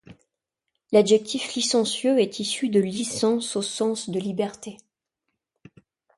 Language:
French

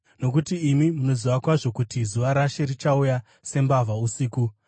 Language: Shona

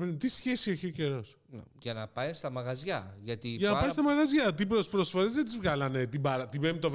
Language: Greek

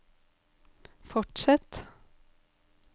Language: Norwegian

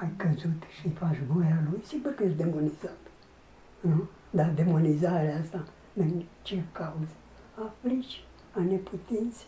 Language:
Romanian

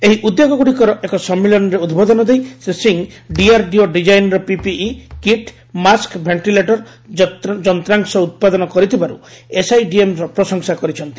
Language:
Odia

